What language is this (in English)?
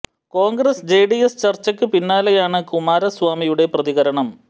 Malayalam